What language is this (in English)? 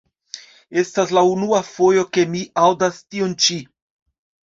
Esperanto